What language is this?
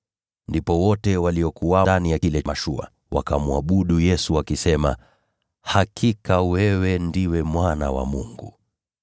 Swahili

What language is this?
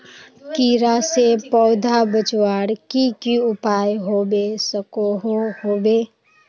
Magahi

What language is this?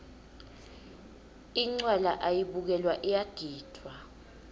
Swati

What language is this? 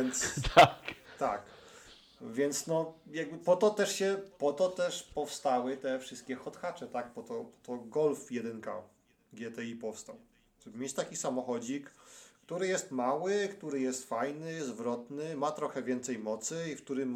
Polish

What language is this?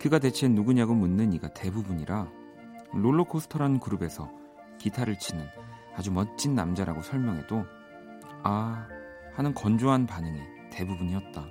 Korean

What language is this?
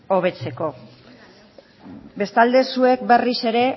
Basque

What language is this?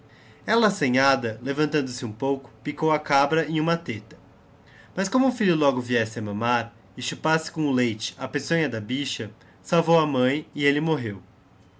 Portuguese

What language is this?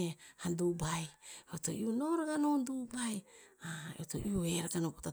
Tinputz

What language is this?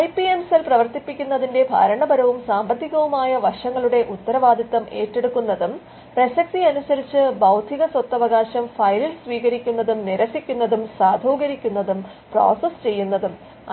Malayalam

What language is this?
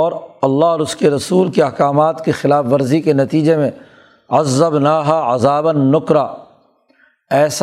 Urdu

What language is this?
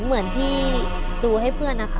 Thai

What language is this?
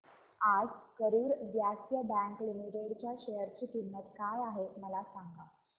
Marathi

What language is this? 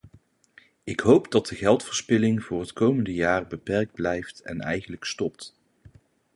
Dutch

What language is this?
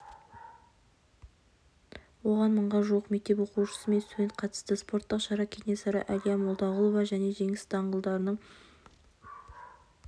Kazakh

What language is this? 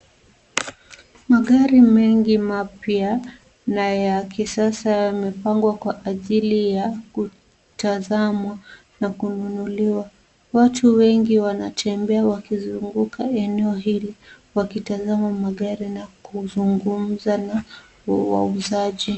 Swahili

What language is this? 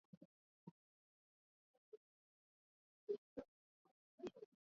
Swahili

